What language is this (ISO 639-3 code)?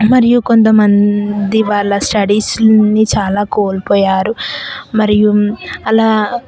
tel